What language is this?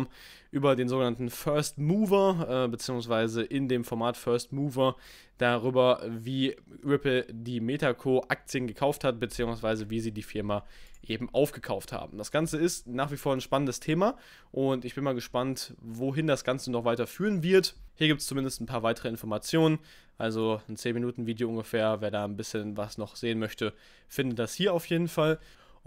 German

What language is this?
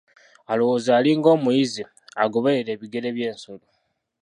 Ganda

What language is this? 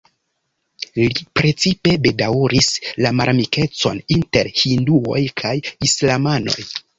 Esperanto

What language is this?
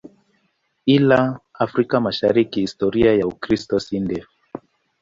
Swahili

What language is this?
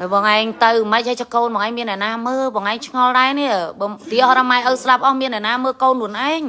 Vietnamese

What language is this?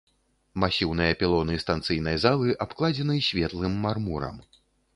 Belarusian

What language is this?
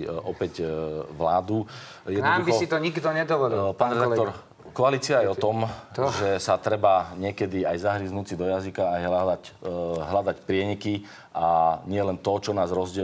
Slovak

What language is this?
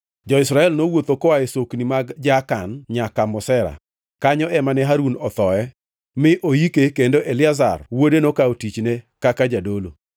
Luo (Kenya and Tanzania)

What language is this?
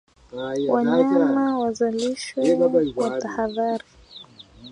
Swahili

